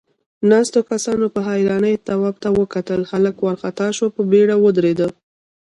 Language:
Pashto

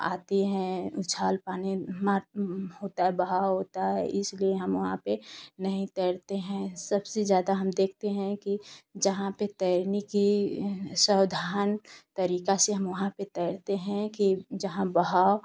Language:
Hindi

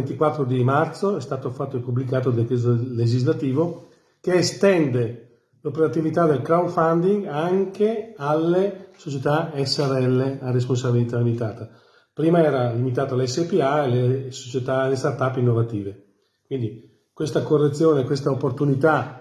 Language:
Italian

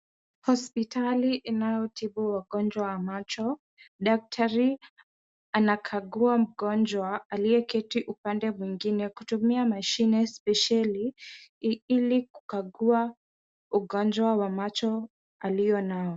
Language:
Swahili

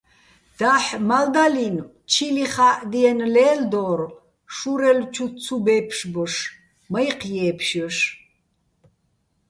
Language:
Bats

